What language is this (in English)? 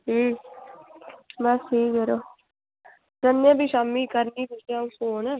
Dogri